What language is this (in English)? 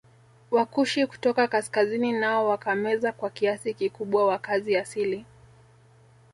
Swahili